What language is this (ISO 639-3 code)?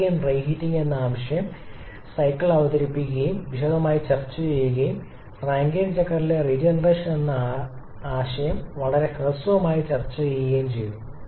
mal